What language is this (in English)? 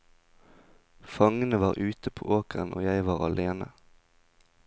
Norwegian